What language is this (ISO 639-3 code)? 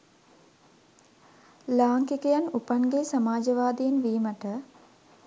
sin